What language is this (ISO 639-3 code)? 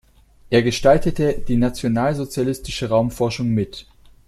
deu